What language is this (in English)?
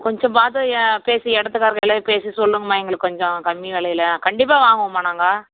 Tamil